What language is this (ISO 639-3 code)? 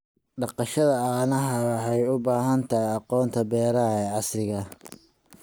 som